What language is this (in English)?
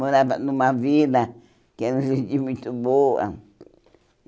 Portuguese